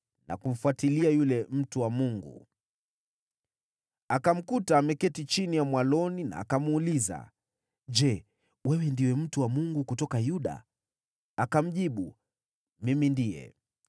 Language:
Swahili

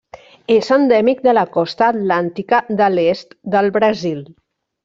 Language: Catalan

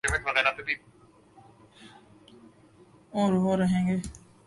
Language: Urdu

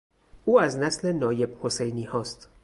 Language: Persian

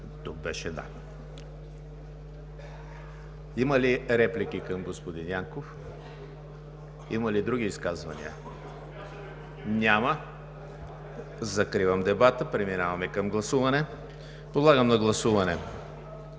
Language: Bulgarian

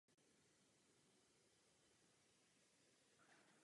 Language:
Czech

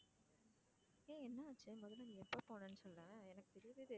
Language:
Tamil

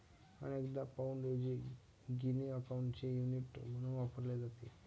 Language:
Marathi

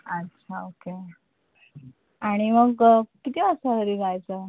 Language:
Marathi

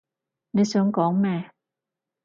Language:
Cantonese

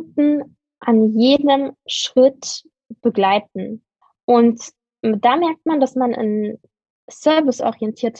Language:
German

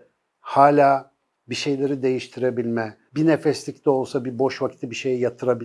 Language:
Turkish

